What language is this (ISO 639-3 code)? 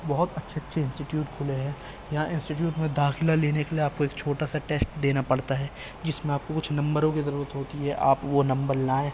urd